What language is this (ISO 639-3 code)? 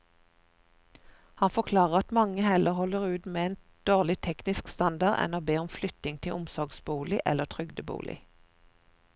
nor